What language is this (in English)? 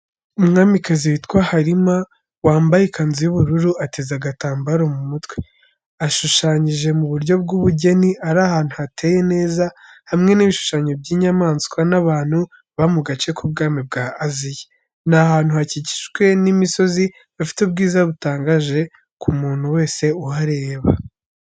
Kinyarwanda